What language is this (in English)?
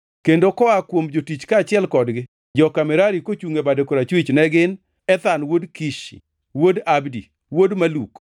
Luo (Kenya and Tanzania)